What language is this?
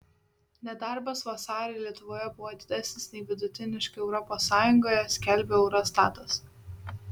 Lithuanian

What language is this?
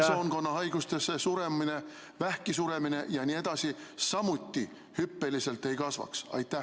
Estonian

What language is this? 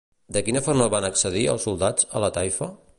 Catalan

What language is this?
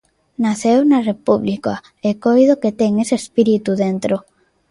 Galician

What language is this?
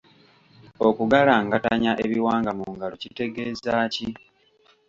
Ganda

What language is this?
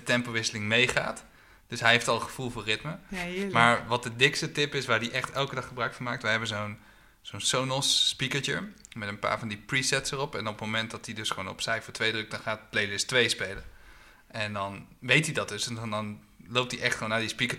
Dutch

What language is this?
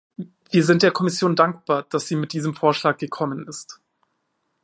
German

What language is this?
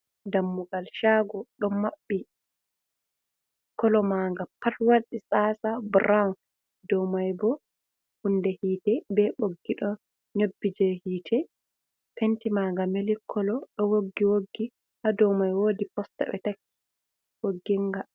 Fula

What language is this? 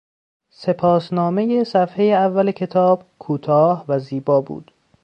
Persian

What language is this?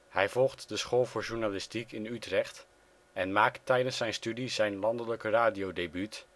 Dutch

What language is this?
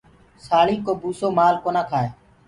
Gurgula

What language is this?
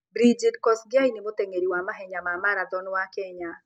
Kikuyu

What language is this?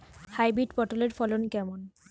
Bangla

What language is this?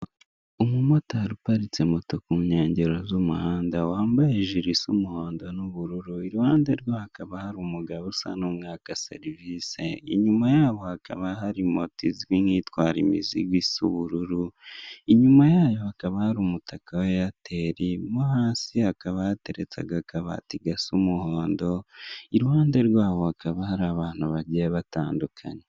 Kinyarwanda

